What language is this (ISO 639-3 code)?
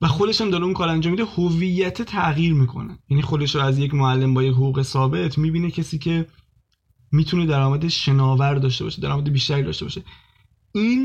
fas